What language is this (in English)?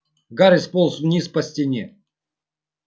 Russian